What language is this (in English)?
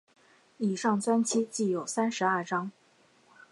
Chinese